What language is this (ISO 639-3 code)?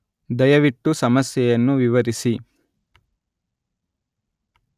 kan